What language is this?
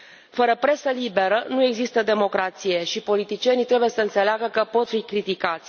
Romanian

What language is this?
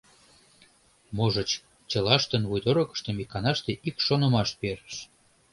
Mari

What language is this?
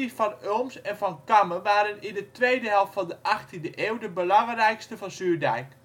Dutch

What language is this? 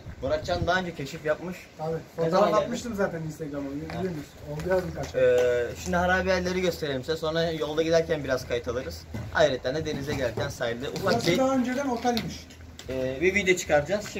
Turkish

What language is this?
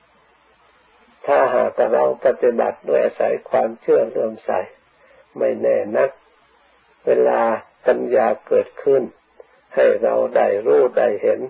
Thai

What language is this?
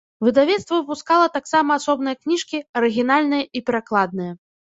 Belarusian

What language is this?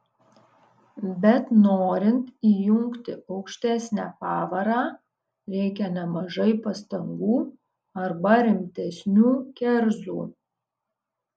Lithuanian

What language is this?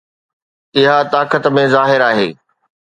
Sindhi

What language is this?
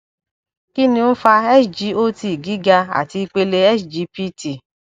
Yoruba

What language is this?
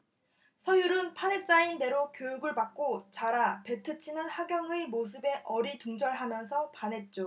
Korean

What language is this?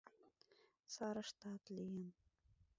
Mari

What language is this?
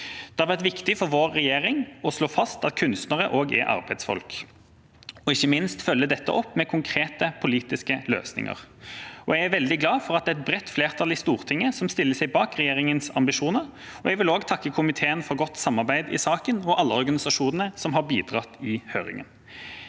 Norwegian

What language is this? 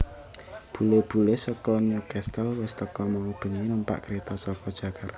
Javanese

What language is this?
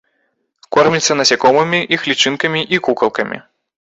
Belarusian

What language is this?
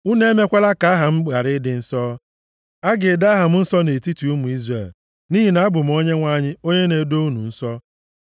Igbo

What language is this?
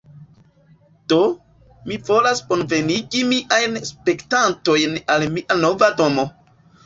Esperanto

